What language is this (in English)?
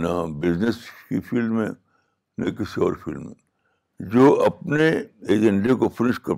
Urdu